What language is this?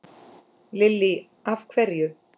Icelandic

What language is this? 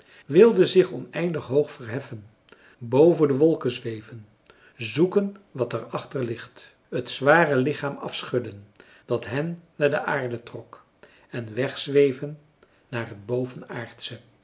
Dutch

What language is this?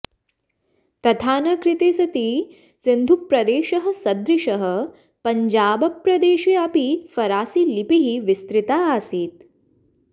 Sanskrit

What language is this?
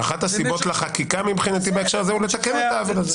Hebrew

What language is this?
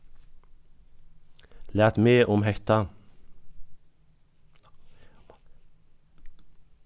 Faroese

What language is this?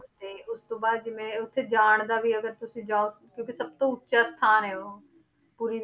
Punjabi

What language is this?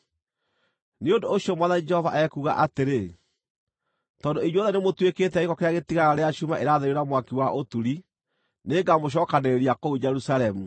Kikuyu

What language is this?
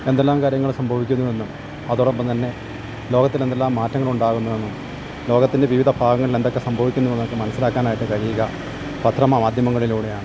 Malayalam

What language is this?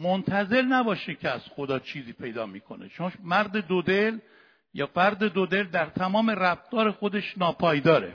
Persian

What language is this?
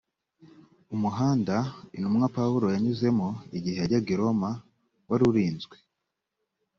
Kinyarwanda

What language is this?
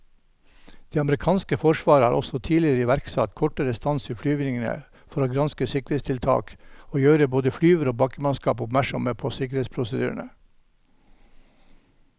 Norwegian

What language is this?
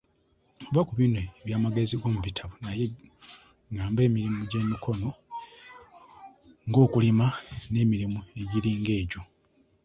Ganda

